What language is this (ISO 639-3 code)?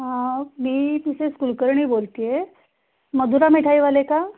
mar